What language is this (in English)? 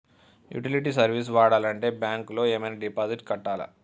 Telugu